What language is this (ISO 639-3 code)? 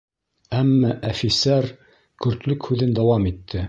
bak